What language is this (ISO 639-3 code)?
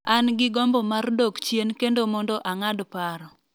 luo